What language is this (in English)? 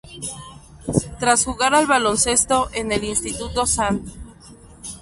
Spanish